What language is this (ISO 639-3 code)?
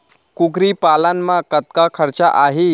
hne